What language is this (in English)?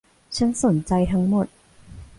Thai